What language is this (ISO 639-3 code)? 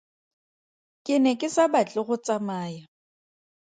tsn